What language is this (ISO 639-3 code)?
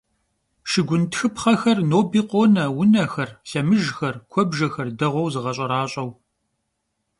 kbd